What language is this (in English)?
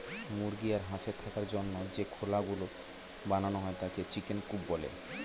Bangla